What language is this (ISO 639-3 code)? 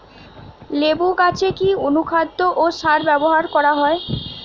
ben